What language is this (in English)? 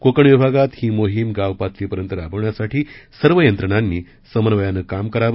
Marathi